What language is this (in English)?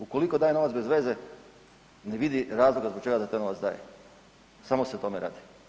Croatian